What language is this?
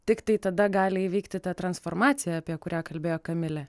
Lithuanian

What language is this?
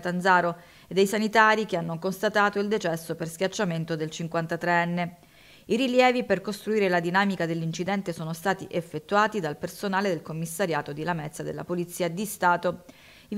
Italian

